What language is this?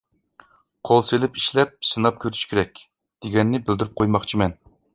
Uyghur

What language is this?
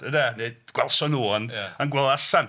Welsh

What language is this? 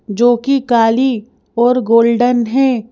Hindi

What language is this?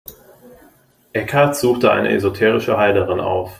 German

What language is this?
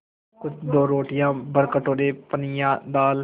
Hindi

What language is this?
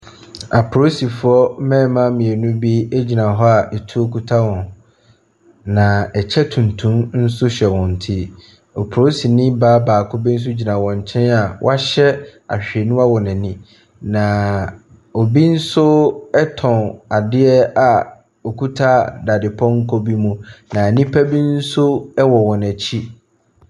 Akan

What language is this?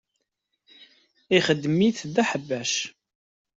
Kabyle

